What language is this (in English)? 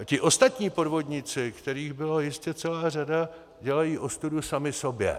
Czech